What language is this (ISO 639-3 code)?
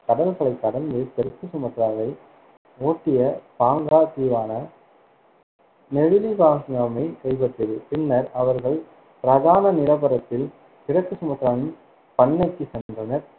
tam